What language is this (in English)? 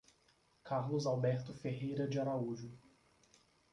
Portuguese